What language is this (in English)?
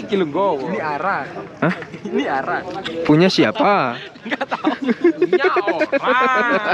Indonesian